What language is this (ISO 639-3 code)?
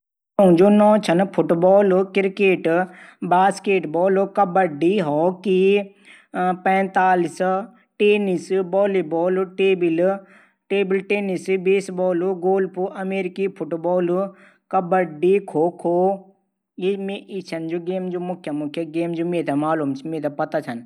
gbm